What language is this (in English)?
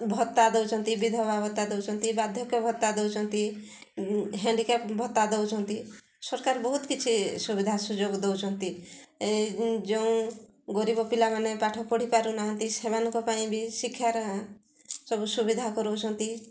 Odia